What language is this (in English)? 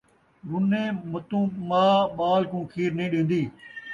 Saraiki